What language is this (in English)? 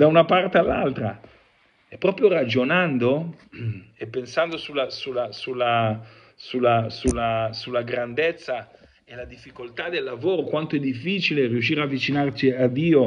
Italian